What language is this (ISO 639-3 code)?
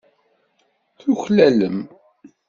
kab